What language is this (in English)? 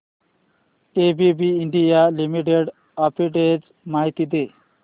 Marathi